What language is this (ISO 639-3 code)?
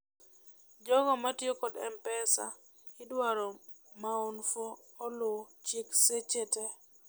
luo